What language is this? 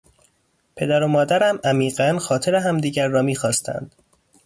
Persian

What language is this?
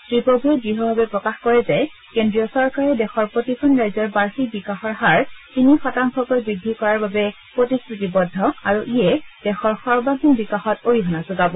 Assamese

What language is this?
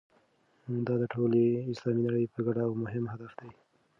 Pashto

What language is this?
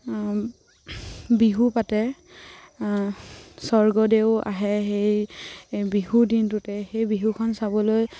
Assamese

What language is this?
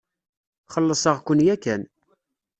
Kabyle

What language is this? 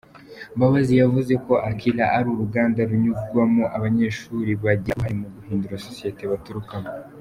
Kinyarwanda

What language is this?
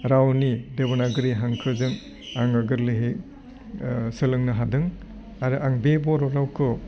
Bodo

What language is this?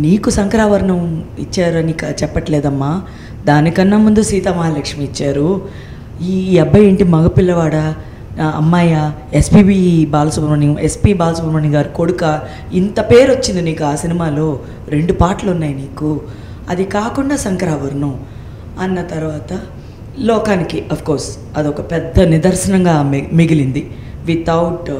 Telugu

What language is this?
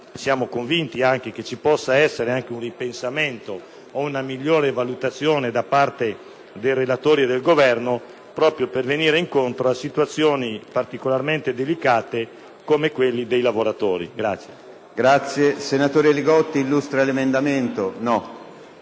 Italian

